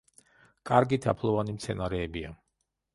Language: Georgian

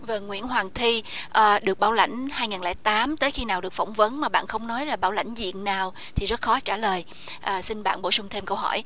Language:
Vietnamese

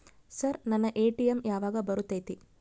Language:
Kannada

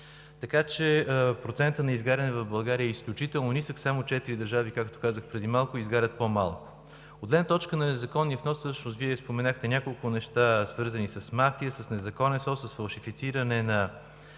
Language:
Bulgarian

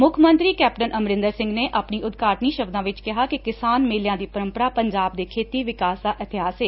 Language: Punjabi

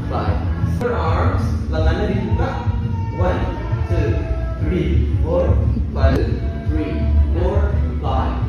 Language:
Indonesian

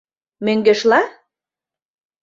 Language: Mari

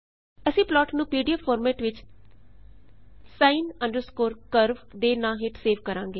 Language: Punjabi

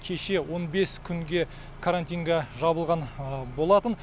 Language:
Kazakh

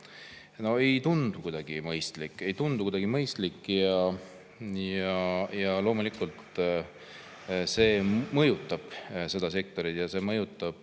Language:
Estonian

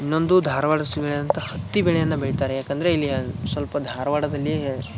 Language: Kannada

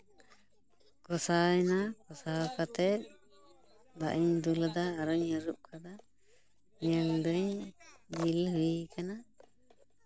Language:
Santali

